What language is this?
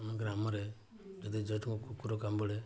Odia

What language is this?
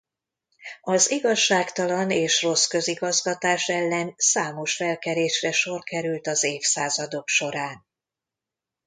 Hungarian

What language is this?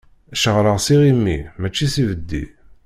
Kabyle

